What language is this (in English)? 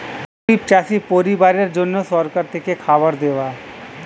Bangla